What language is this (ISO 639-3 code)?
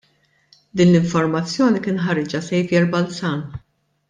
mlt